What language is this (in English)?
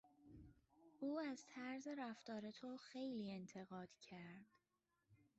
Persian